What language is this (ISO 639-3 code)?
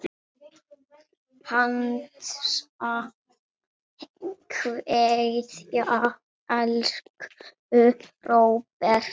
isl